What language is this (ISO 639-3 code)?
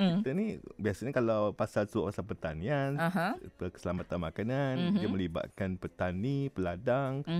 msa